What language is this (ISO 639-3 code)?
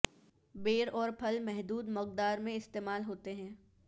urd